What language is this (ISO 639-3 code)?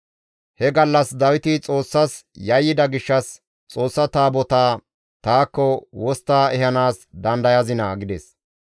gmv